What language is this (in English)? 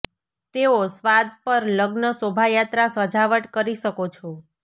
Gujarati